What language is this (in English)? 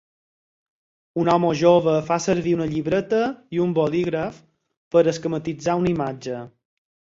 Catalan